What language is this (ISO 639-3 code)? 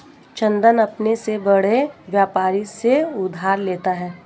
hin